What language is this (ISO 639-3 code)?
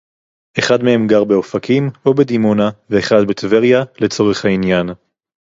heb